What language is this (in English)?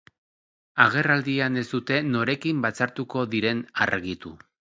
Basque